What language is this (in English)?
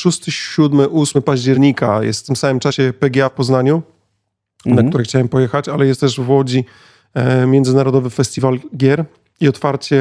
Polish